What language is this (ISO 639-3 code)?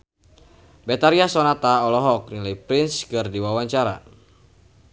sun